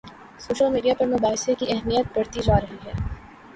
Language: Urdu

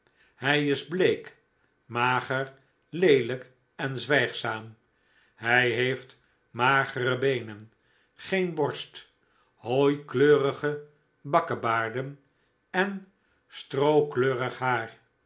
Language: Dutch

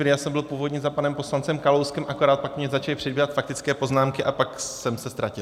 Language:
Czech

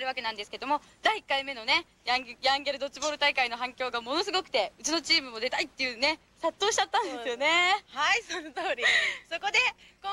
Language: Japanese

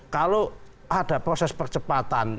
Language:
Indonesian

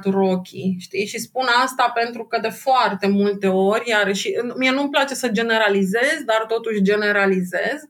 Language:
Romanian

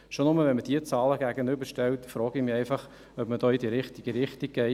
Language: Swiss German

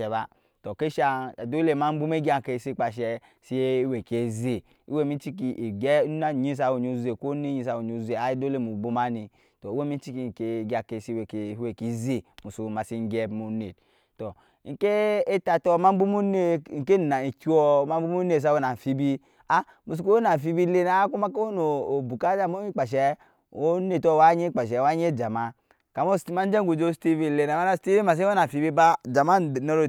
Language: Nyankpa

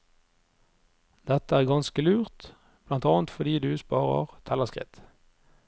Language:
Norwegian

